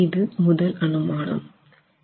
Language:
Tamil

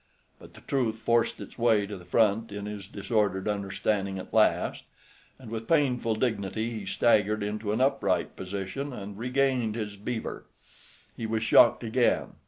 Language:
English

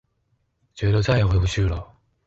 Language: Chinese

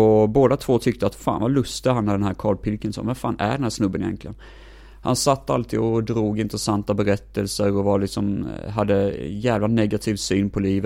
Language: Swedish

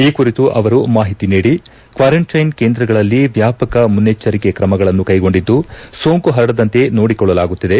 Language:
Kannada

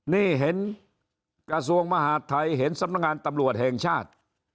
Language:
Thai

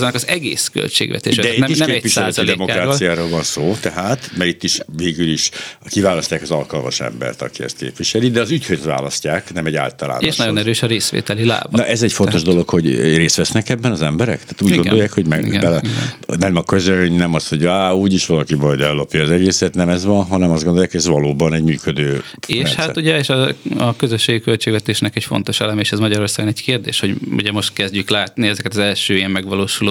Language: Hungarian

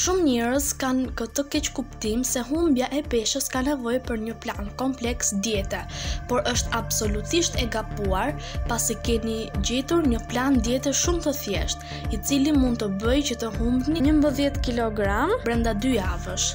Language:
Romanian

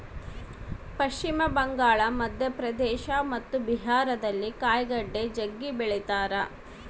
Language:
Kannada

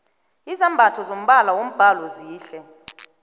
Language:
South Ndebele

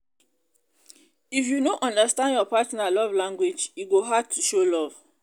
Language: Nigerian Pidgin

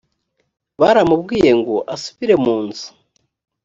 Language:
Kinyarwanda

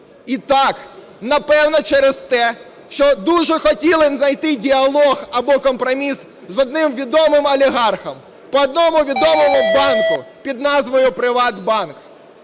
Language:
Ukrainian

